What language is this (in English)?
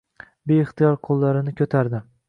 Uzbek